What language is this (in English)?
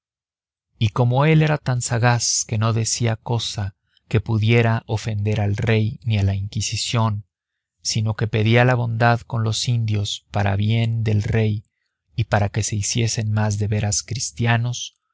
Spanish